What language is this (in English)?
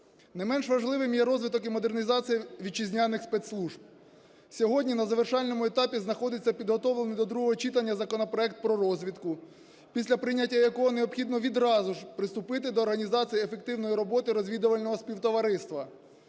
Ukrainian